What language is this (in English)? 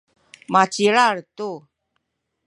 Sakizaya